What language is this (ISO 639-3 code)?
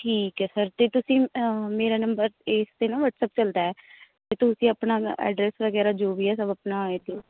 pan